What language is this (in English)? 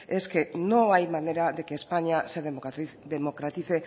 Spanish